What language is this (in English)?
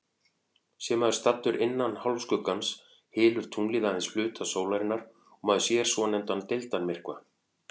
Icelandic